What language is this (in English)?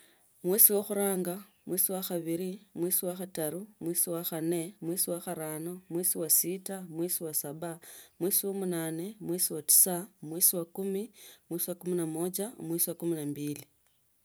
Tsotso